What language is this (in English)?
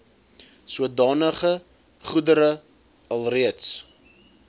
Afrikaans